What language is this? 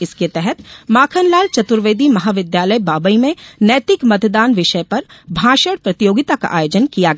Hindi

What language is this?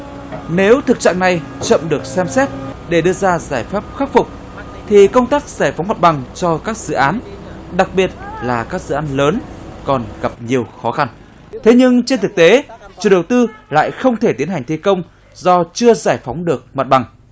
Vietnamese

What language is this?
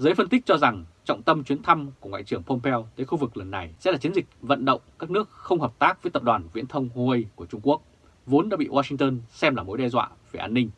Vietnamese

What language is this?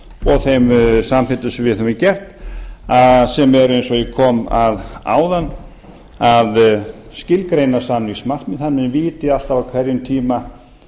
Icelandic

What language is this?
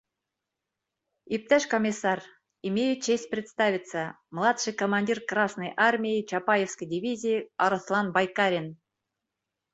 Bashkir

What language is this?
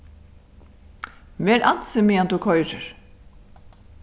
Faroese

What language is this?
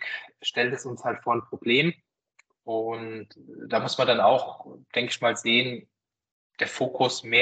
German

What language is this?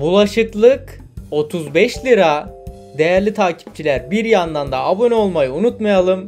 Turkish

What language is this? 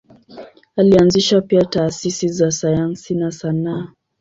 Swahili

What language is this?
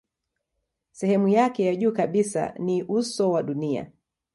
Swahili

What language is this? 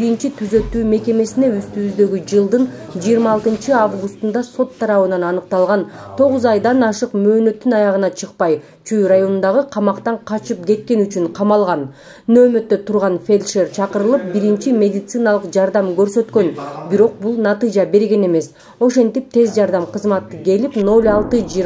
Turkish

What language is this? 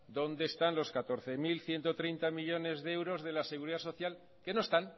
Spanish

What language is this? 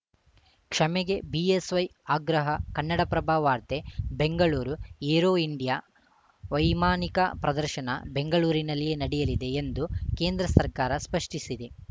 Kannada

